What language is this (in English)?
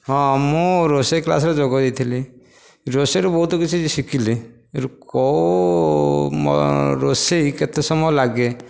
Odia